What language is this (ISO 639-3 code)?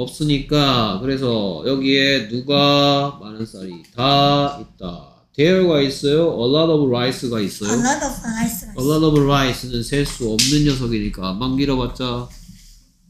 kor